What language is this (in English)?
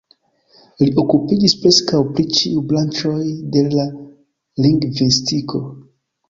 Esperanto